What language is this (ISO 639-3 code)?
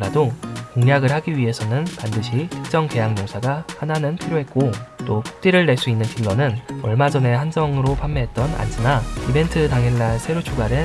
kor